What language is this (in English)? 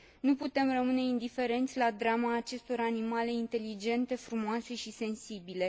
Romanian